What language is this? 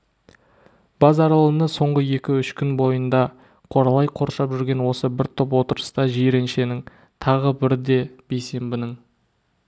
Kazakh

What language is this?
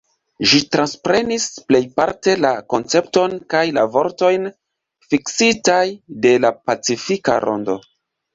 Esperanto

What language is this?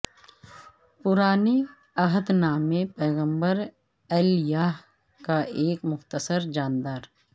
Urdu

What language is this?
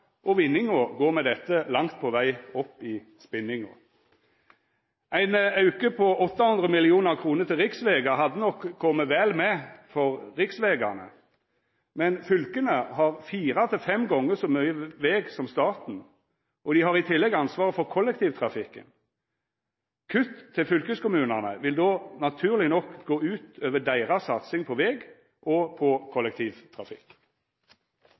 Norwegian Nynorsk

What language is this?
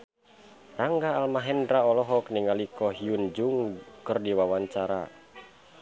Sundanese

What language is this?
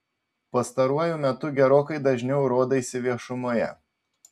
Lithuanian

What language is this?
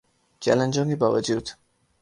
Urdu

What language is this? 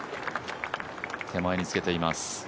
Japanese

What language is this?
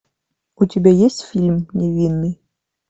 Russian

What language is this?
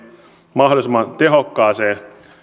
Finnish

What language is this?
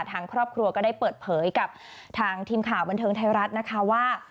Thai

